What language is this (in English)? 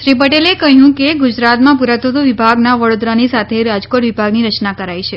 Gujarati